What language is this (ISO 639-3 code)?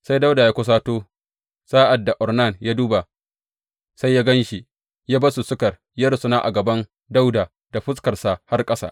hau